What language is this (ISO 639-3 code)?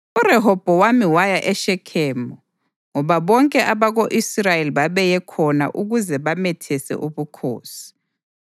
nde